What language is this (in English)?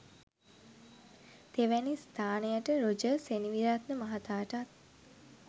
Sinhala